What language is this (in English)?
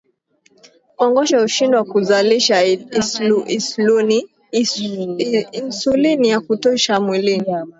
Swahili